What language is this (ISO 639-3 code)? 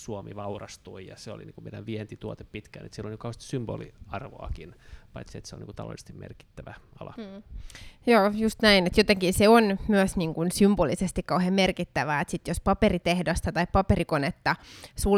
fin